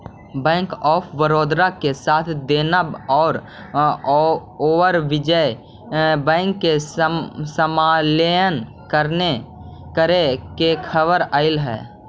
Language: Magahi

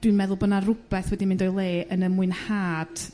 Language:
Welsh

